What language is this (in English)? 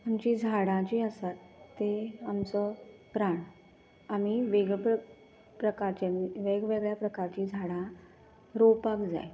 Konkani